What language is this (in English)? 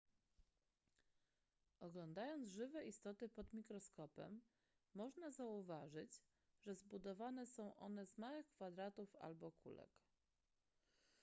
Polish